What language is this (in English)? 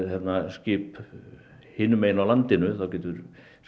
Icelandic